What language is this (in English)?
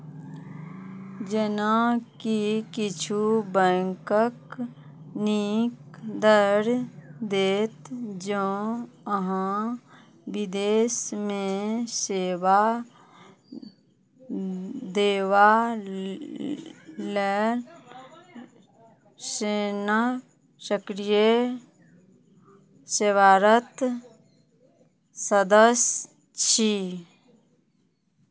Maithili